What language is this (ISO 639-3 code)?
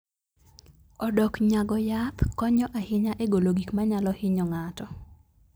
luo